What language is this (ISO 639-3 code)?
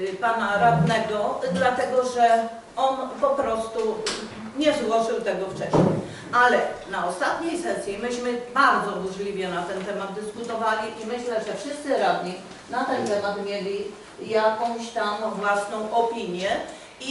pol